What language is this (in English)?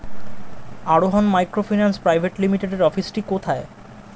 Bangla